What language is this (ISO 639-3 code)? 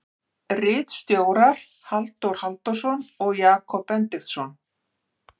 isl